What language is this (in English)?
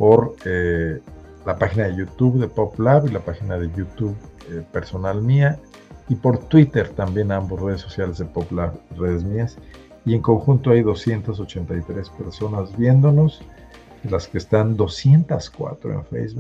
Spanish